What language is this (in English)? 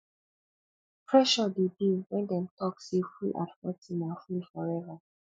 Nigerian Pidgin